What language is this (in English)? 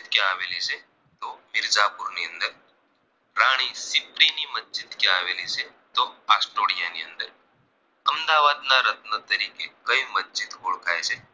Gujarati